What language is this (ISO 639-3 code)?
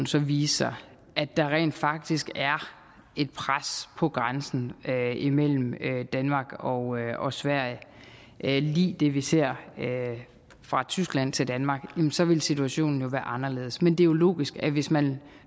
dan